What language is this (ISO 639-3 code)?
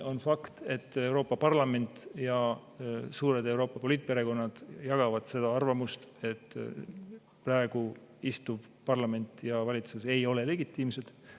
est